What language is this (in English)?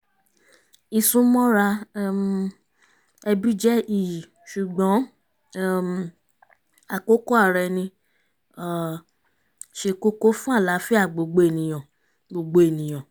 Yoruba